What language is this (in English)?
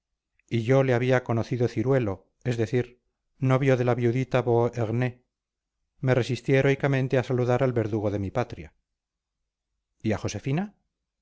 Spanish